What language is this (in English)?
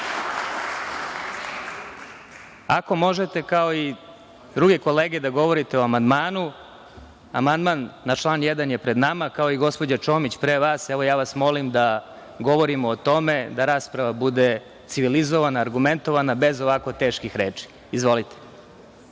Serbian